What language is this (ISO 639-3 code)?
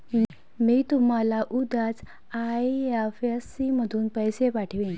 mar